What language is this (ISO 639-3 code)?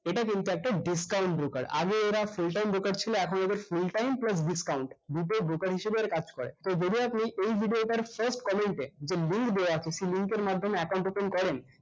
ben